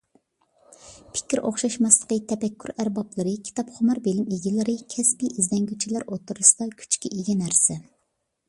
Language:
Uyghur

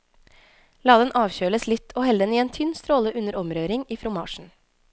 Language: Norwegian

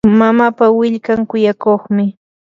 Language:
Yanahuanca Pasco Quechua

